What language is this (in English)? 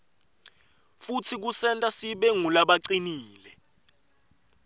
Swati